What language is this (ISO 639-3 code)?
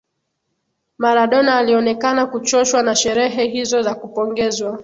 swa